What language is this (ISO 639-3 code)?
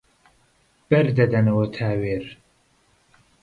ckb